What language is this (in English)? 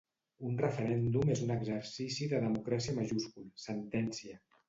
Catalan